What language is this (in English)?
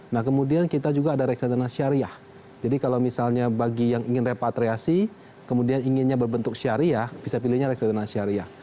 Indonesian